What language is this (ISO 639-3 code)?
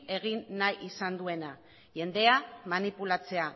eus